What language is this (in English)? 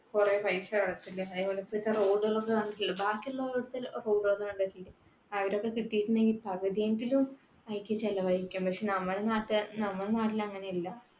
Malayalam